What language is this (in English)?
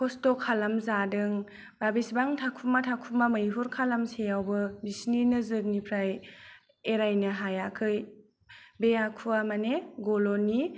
Bodo